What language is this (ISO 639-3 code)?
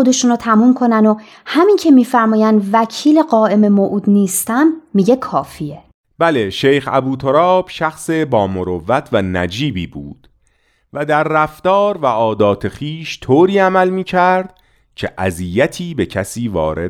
fas